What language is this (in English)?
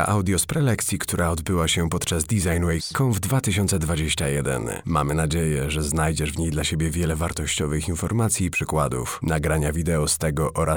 Polish